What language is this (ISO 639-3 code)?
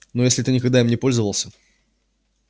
rus